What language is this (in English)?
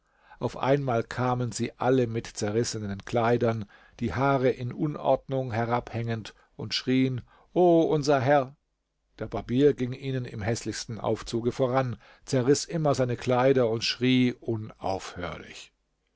German